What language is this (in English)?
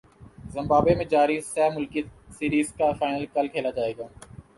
Urdu